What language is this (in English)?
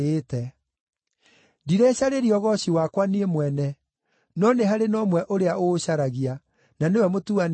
Kikuyu